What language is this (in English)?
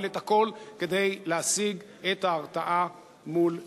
Hebrew